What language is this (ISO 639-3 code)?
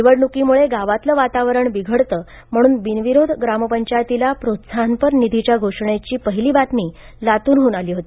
mar